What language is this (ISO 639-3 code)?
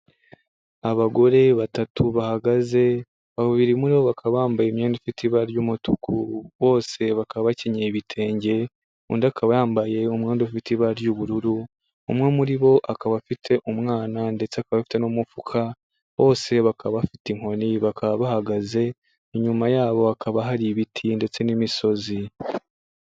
kin